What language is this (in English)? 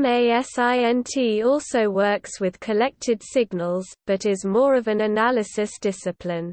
English